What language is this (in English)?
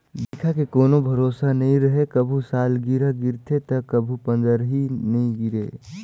Chhattisgarhi